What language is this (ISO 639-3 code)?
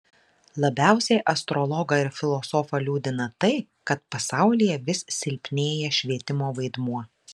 lit